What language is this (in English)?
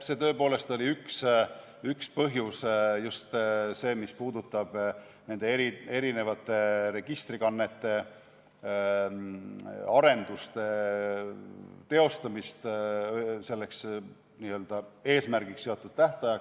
Estonian